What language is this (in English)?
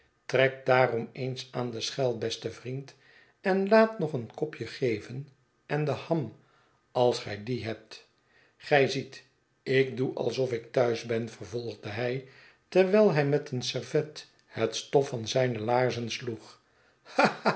Dutch